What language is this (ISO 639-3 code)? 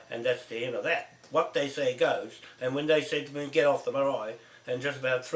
eng